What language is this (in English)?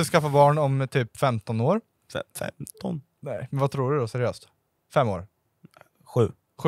Swedish